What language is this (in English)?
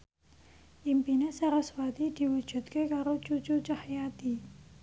Javanese